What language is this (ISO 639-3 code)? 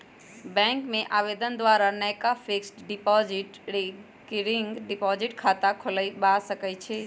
mag